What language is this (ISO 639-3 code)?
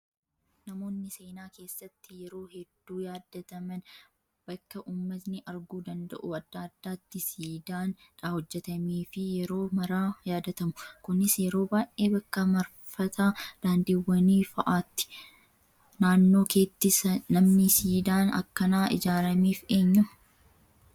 orm